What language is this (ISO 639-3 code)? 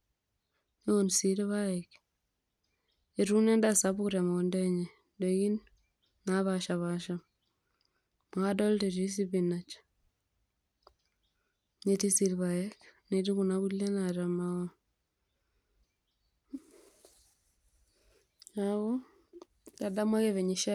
mas